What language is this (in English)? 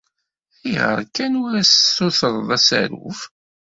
Kabyle